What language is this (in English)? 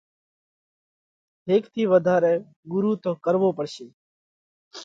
Parkari Koli